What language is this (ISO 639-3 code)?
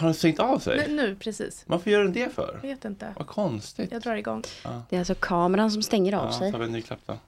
swe